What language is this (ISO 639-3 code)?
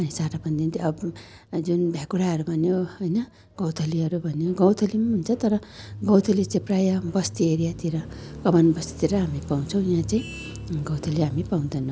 nep